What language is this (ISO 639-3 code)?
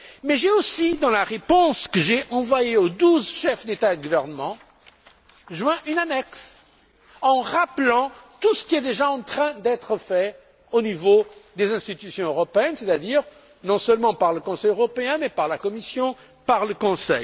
fra